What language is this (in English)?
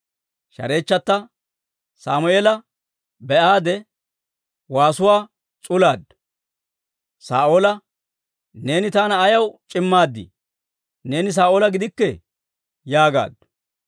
Dawro